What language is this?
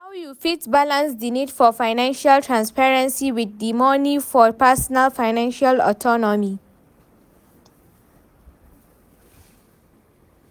Nigerian Pidgin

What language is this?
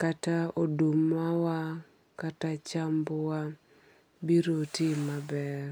Luo (Kenya and Tanzania)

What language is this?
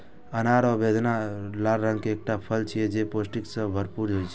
Maithili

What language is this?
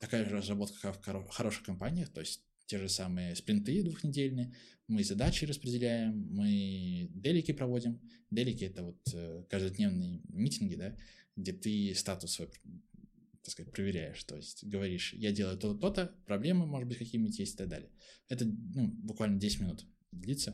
Russian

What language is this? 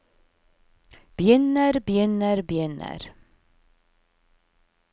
Norwegian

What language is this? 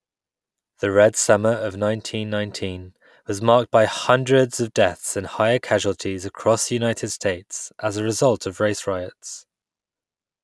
English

